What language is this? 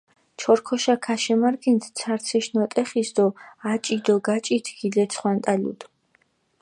Mingrelian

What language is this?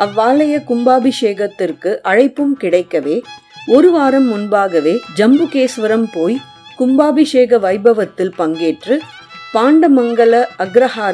Tamil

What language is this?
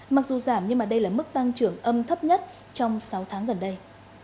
Vietnamese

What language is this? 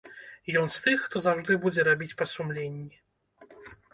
Belarusian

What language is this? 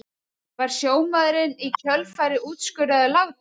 Icelandic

